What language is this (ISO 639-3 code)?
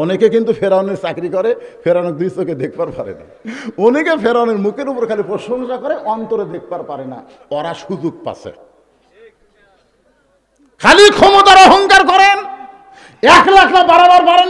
ara